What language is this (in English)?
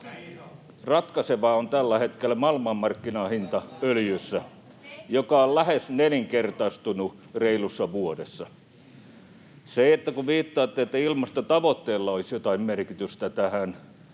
Finnish